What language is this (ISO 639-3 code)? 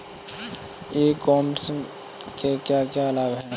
hin